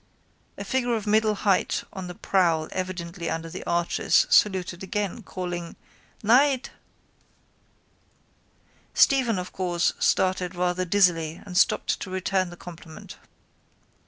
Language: English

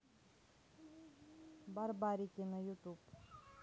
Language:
Russian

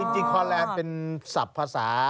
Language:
Thai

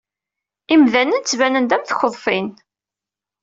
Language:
Kabyle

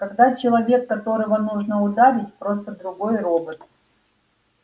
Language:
Russian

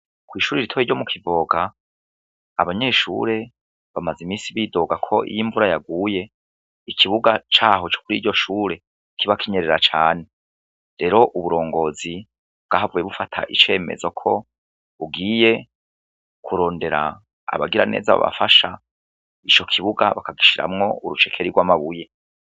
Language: Rundi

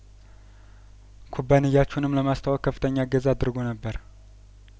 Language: Amharic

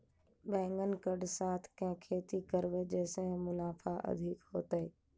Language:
Maithili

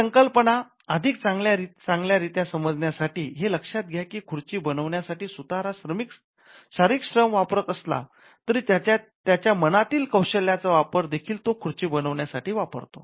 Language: Marathi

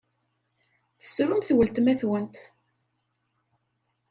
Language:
Kabyle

